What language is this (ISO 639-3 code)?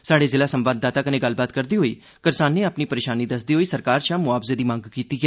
doi